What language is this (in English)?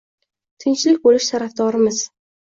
Uzbek